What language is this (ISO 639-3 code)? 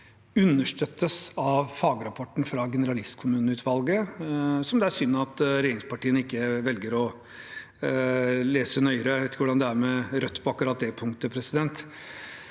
nor